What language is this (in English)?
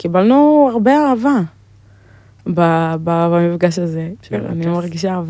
Hebrew